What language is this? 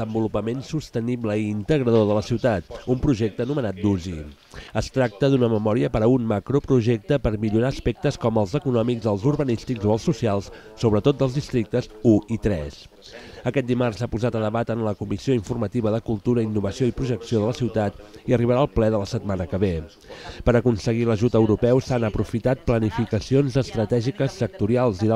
Spanish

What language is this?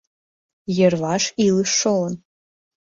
Mari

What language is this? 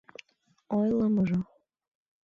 Mari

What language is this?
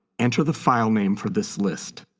English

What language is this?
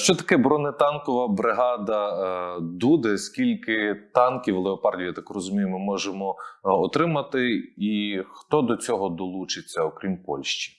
Ukrainian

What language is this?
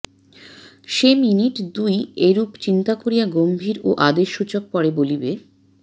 Bangla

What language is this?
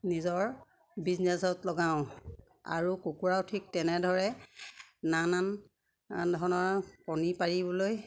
Assamese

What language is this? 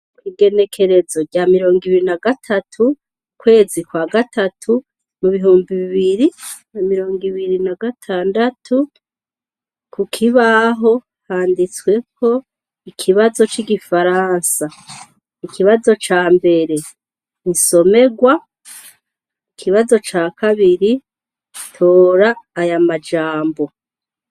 Rundi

